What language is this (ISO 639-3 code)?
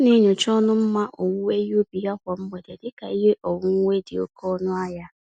ibo